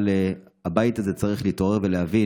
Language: Hebrew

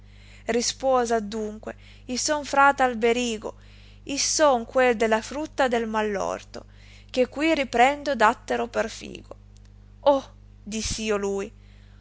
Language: Italian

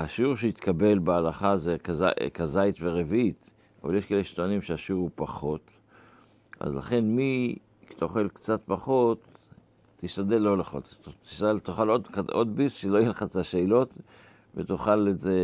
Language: Hebrew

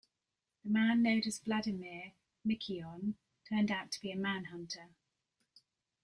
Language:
English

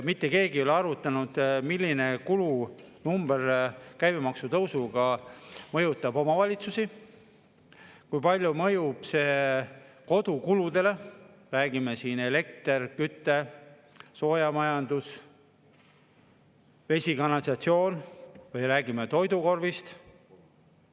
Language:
Estonian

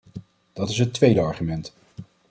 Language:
Dutch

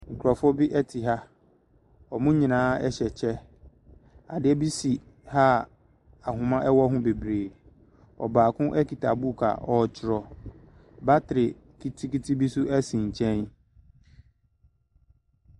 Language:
Akan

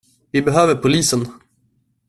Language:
Swedish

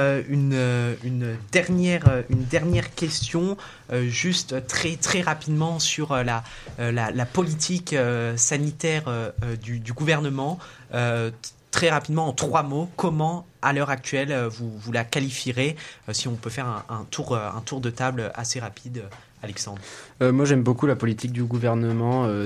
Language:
French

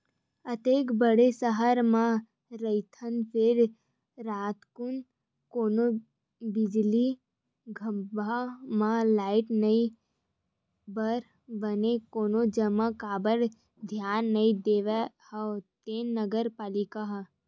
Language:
Chhattisgarhi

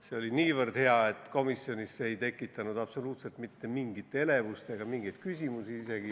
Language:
Estonian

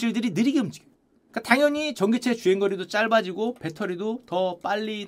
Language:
Korean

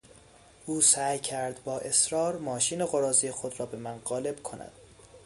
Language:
Persian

